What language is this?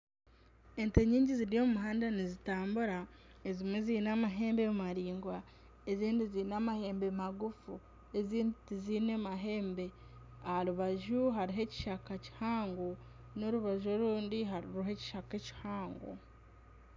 Nyankole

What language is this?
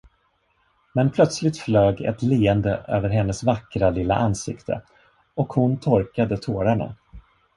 Swedish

